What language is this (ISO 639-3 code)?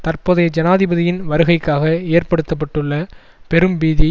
tam